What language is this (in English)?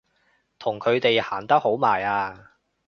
Cantonese